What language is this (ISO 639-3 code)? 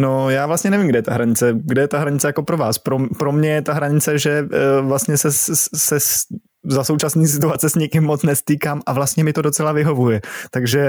ces